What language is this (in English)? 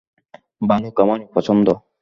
Bangla